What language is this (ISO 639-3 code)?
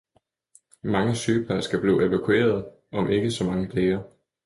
dan